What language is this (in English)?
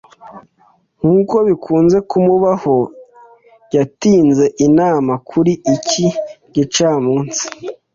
Kinyarwanda